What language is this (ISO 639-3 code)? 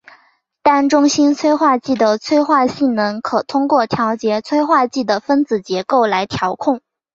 zho